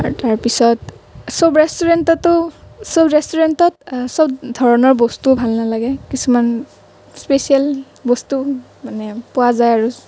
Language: Assamese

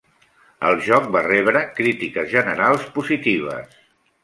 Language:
Catalan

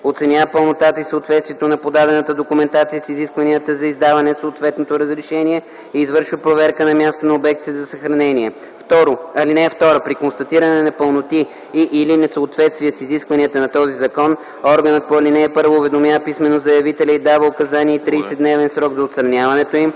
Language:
Bulgarian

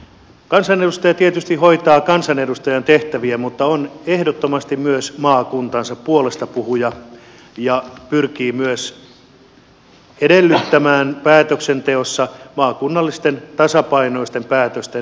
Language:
Finnish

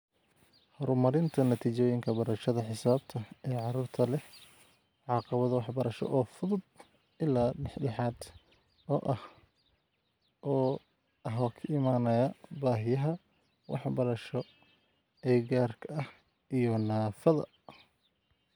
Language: Somali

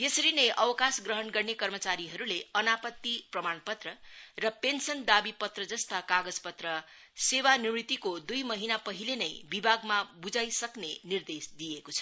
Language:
Nepali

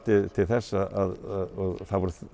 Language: Icelandic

